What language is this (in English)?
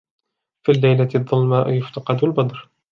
Arabic